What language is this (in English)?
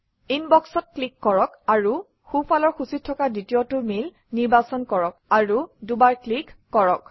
Assamese